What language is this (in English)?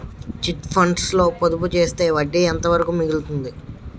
Telugu